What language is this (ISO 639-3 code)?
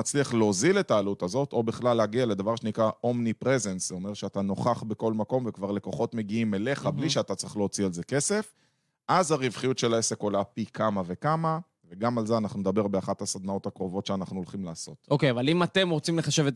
heb